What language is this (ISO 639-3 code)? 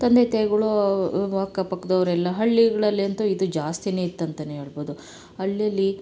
kan